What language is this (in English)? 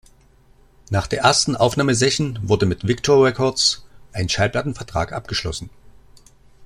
German